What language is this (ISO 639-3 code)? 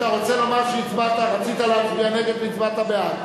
heb